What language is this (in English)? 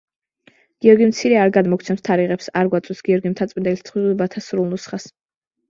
Georgian